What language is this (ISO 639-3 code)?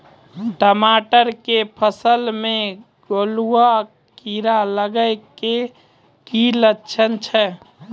mai